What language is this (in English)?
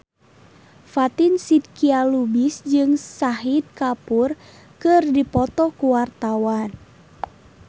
Sundanese